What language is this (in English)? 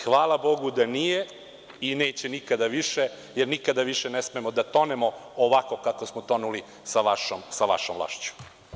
Serbian